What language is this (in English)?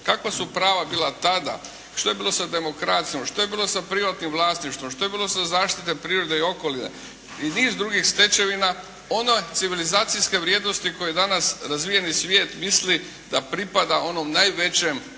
Croatian